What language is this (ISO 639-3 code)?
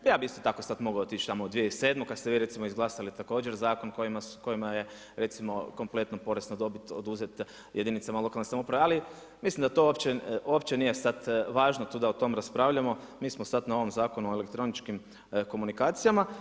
hrv